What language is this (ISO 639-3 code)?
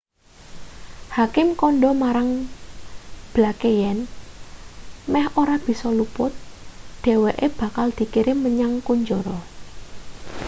jav